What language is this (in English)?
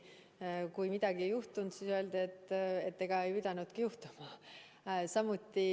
Estonian